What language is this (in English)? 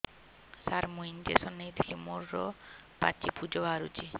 Odia